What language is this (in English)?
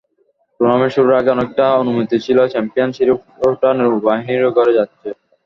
Bangla